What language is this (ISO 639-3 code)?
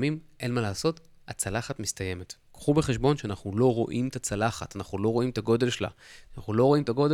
heb